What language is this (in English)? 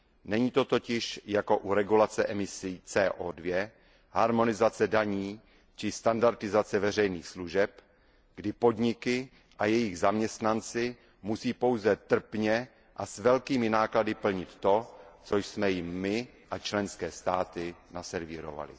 Czech